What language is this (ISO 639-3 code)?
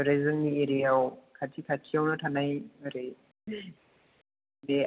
brx